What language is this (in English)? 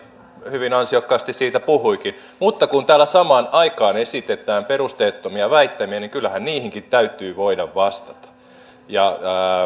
Finnish